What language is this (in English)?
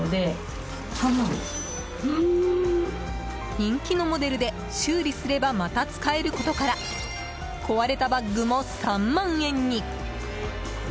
Japanese